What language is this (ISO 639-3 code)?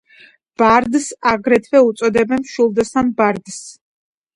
kat